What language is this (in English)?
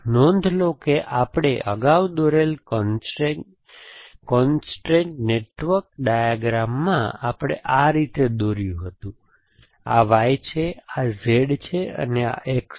Gujarati